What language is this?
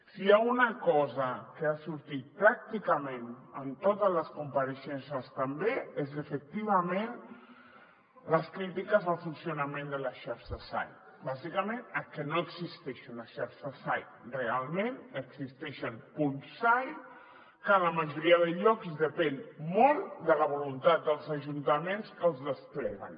Catalan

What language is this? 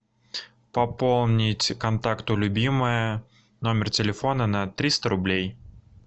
Russian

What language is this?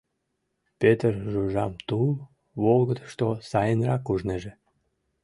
Mari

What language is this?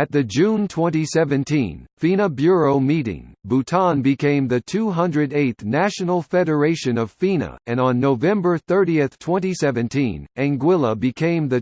English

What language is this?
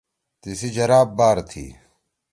Torwali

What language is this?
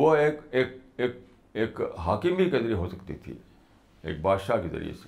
Urdu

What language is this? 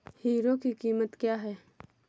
Hindi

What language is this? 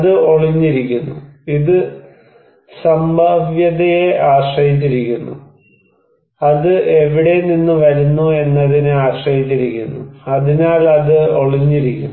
Malayalam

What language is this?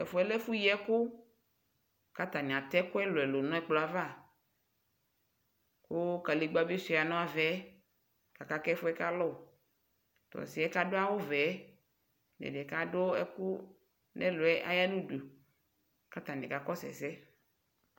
Ikposo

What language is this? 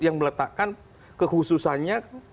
Indonesian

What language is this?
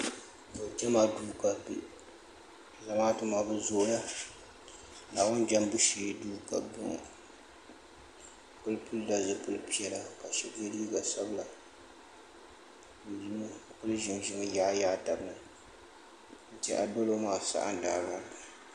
Dagbani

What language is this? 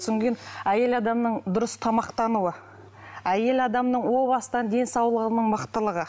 Kazakh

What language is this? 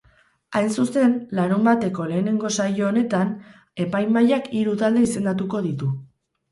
Basque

